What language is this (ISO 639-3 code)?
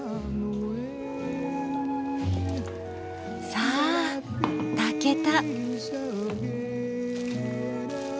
jpn